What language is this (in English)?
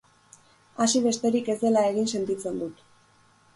Basque